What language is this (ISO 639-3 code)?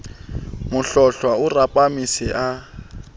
sot